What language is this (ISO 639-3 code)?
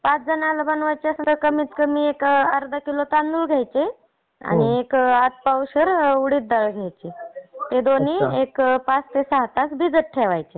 mar